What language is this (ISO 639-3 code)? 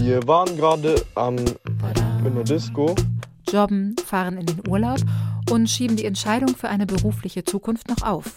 deu